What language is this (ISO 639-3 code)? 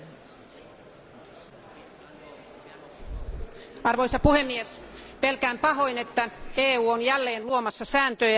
fin